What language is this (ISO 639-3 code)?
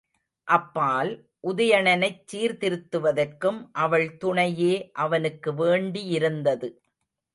tam